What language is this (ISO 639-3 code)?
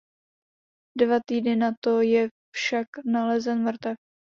ces